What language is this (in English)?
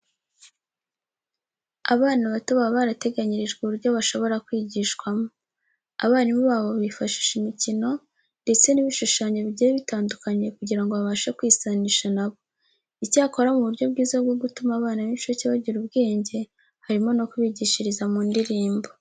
Kinyarwanda